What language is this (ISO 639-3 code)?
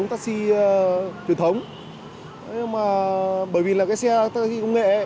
vie